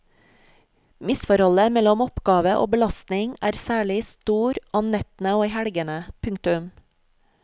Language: Norwegian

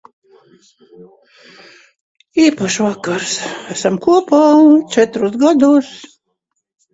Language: Latvian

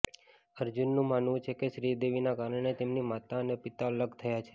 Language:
Gujarati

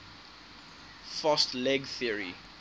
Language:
English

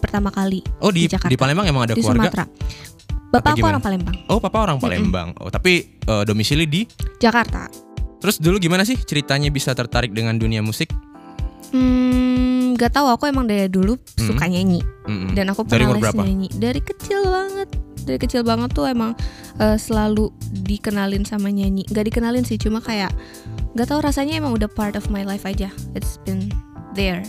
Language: Indonesian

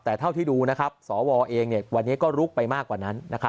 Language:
Thai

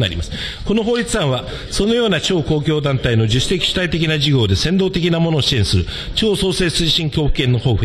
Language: Japanese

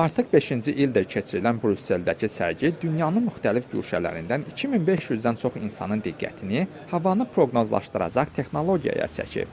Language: Persian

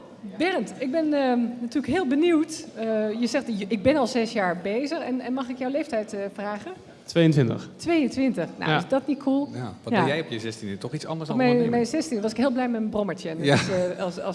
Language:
Dutch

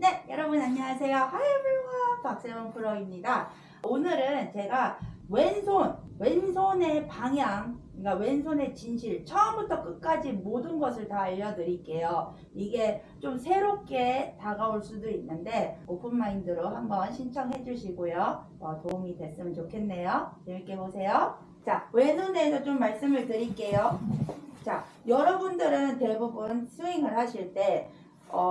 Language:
Korean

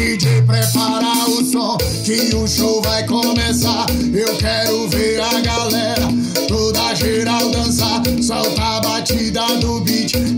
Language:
Romanian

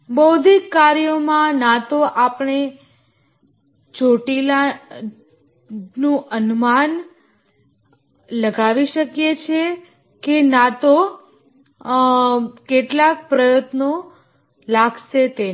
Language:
Gujarati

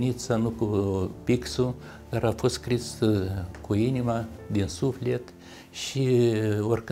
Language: Romanian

